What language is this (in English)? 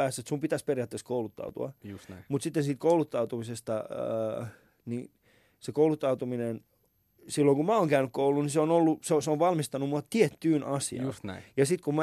Finnish